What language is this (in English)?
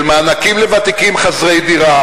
Hebrew